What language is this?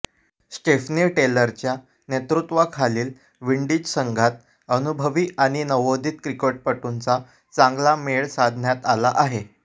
Marathi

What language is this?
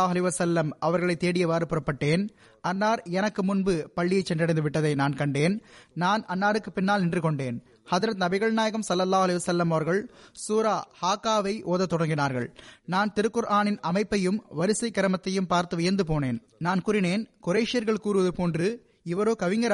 Tamil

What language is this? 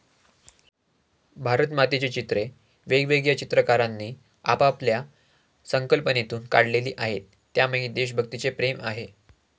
Marathi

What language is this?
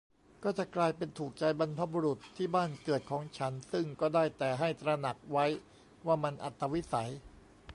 Thai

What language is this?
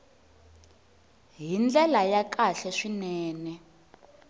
Tsonga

